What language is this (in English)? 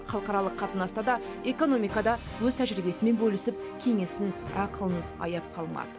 Kazakh